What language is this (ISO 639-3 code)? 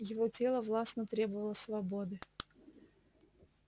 rus